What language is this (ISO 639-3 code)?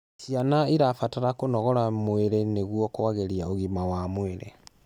kik